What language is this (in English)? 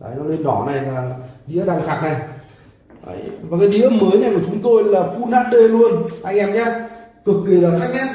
Vietnamese